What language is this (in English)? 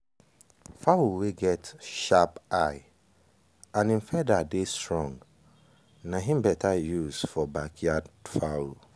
Nigerian Pidgin